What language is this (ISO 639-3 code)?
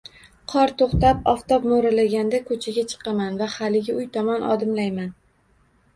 uzb